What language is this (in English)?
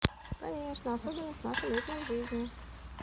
Russian